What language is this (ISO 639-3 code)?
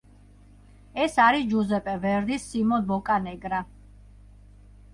kat